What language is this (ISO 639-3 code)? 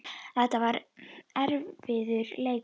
isl